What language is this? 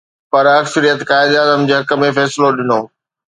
Sindhi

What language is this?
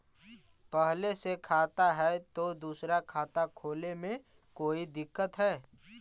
Magahi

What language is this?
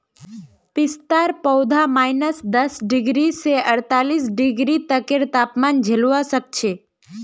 Magahi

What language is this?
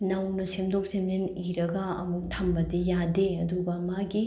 Manipuri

